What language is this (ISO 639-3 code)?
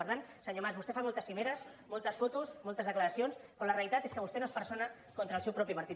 cat